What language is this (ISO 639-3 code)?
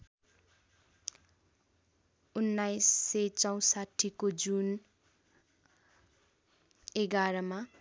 nep